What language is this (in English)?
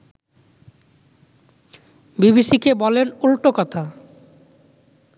Bangla